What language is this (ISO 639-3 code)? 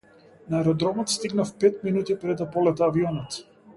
mkd